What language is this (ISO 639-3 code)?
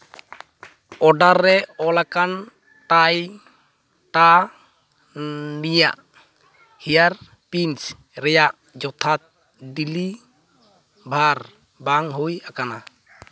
sat